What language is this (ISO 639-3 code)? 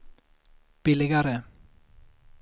swe